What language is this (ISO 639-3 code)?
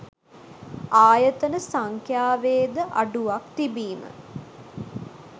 sin